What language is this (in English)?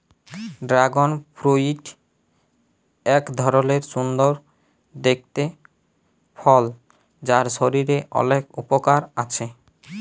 Bangla